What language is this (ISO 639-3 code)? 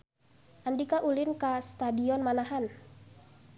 sun